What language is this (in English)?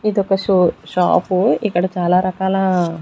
Telugu